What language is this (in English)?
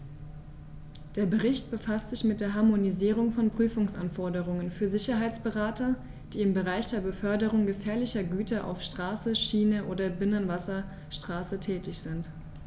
German